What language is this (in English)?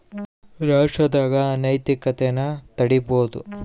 Kannada